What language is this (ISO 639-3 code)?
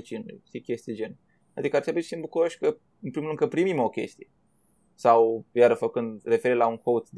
ron